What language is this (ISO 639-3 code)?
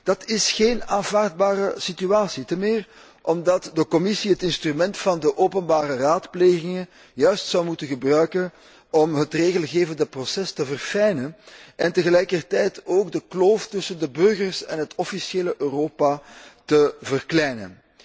nld